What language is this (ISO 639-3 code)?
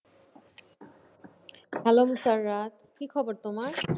ben